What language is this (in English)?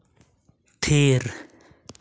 Santali